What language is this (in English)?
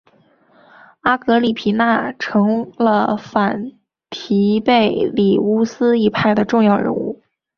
Chinese